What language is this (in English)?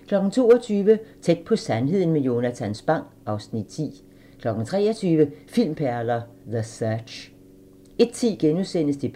Danish